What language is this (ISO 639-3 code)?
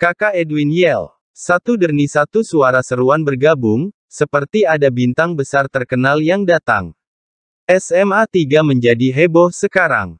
ind